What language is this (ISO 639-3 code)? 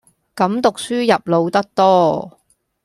yue